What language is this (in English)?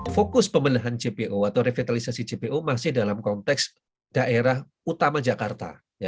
Indonesian